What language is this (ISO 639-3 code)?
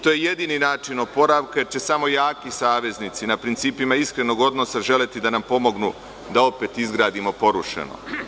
srp